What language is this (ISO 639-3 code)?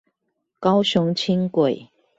zho